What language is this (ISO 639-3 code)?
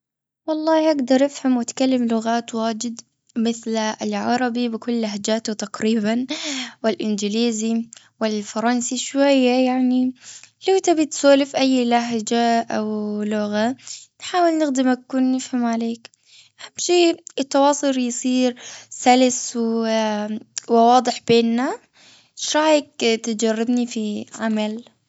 afb